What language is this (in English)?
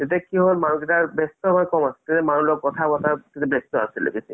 Assamese